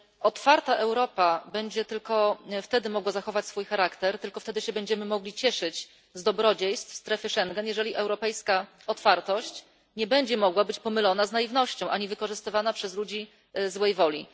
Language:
Polish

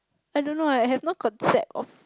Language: English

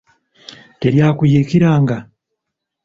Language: Ganda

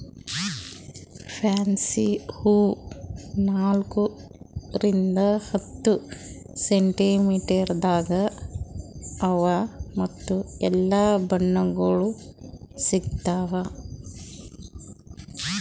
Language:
Kannada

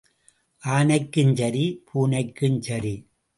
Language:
Tamil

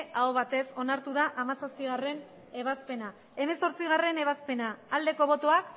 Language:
Basque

